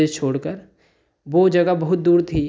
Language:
Hindi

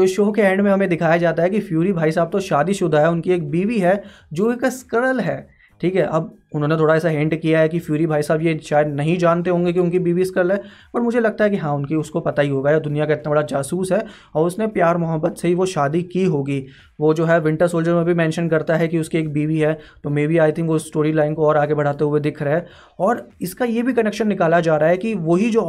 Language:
Hindi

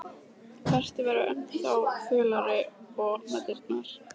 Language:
Icelandic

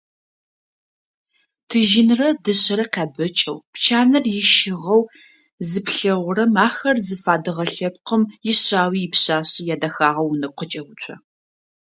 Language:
Adyghe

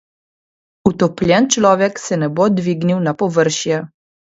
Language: Slovenian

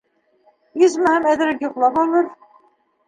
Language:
Bashkir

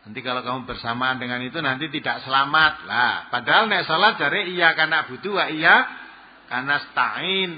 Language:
Indonesian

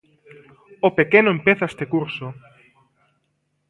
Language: Galician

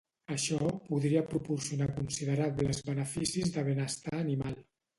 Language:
Catalan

